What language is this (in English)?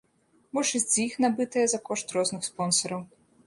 Belarusian